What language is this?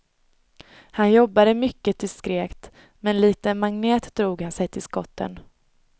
Swedish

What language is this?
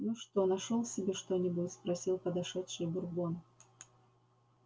Russian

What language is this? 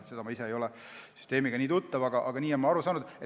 Estonian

